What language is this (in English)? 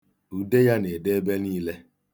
Igbo